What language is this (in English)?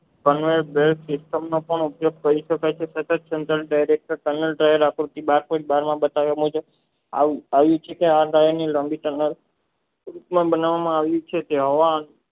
Gujarati